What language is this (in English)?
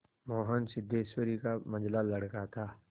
Hindi